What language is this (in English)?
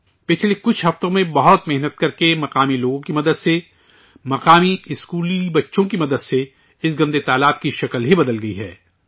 Urdu